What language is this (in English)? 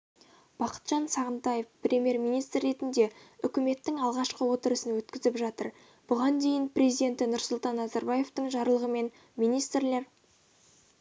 Kazakh